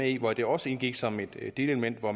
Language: Danish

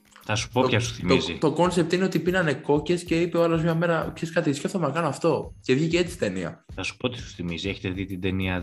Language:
Greek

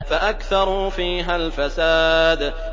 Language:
Arabic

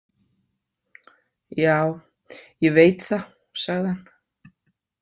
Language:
Icelandic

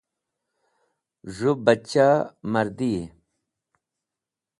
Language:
Wakhi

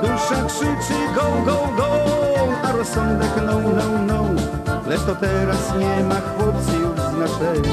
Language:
Polish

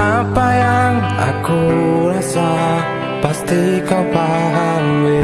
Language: Indonesian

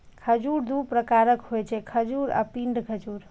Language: Maithili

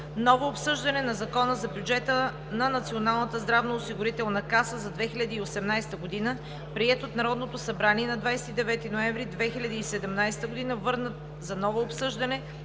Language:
Bulgarian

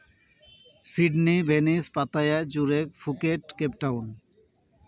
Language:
Santali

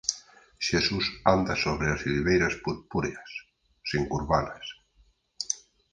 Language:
Galician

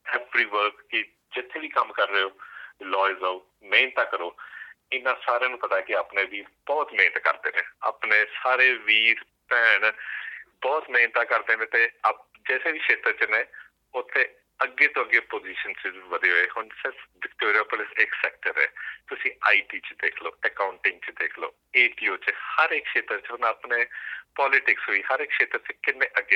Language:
Punjabi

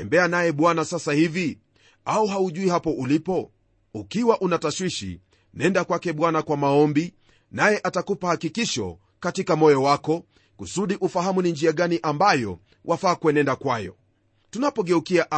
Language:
Swahili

